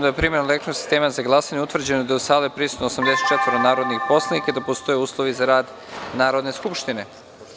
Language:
Serbian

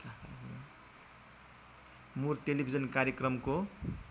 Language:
Nepali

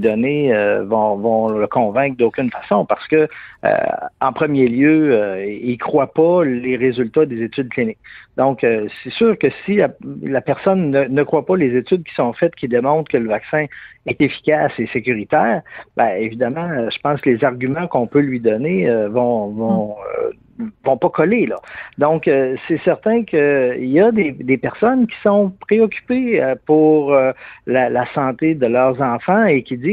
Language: French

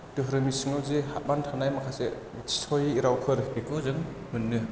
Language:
Bodo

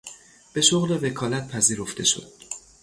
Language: Persian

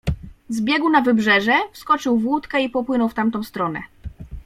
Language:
Polish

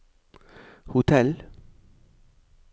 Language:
Norwegian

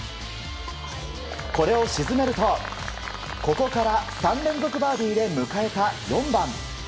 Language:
Japanese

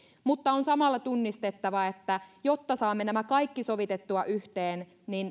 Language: Finnish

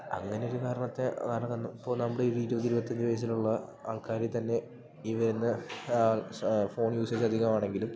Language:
Malayalam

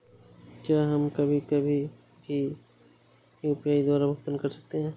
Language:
Hindi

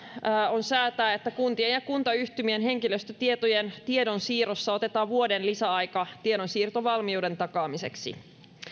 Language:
Finnish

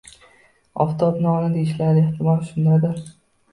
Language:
Uzbek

